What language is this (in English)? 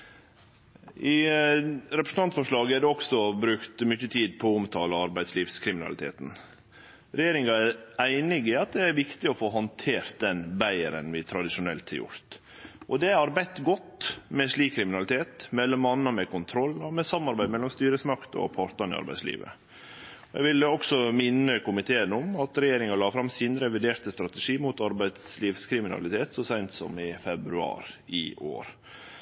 Norwegian Nynorsk